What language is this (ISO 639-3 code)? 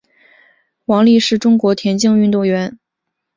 zho